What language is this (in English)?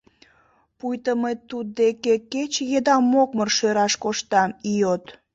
Mari